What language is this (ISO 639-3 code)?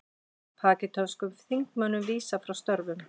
isl